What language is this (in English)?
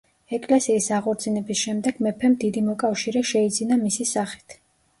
Georgian